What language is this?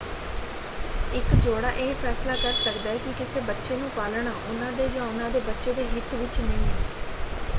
Punjabi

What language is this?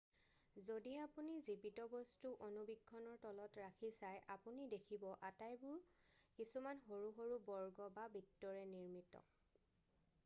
Assamese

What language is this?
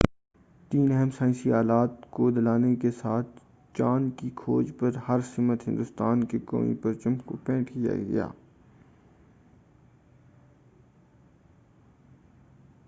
Urdu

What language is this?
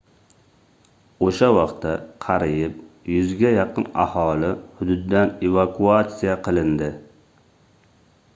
Uzbek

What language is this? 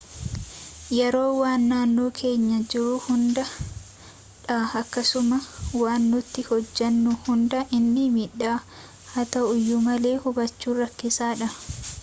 Oromo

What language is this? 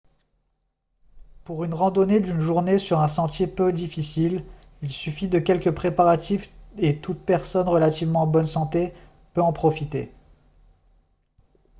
French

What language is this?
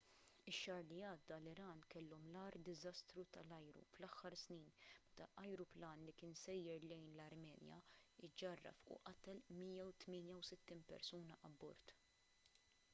Maltese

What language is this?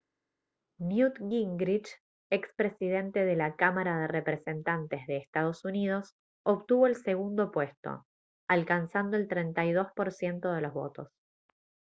Spanish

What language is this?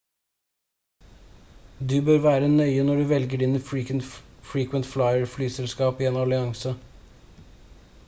Norwegian Bokmål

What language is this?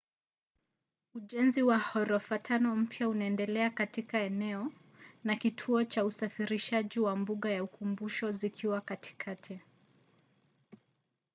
Swahili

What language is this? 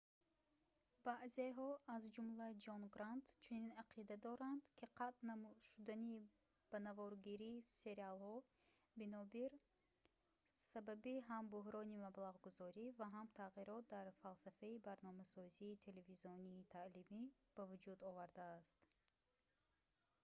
Tajik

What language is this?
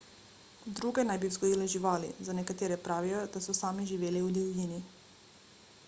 Slovenian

